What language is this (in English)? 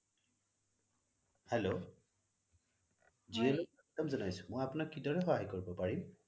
Assamese